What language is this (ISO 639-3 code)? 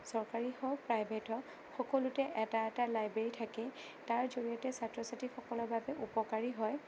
asm